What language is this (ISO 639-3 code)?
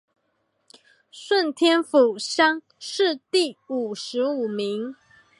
zho